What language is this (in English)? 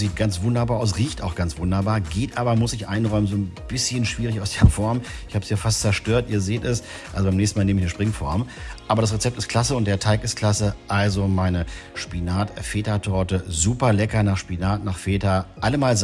German